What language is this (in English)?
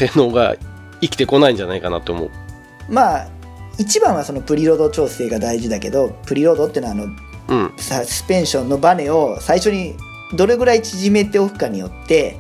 Japanese